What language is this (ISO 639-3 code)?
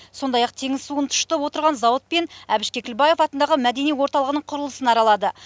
kaz